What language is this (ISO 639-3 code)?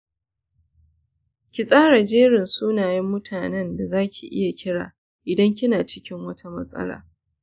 hau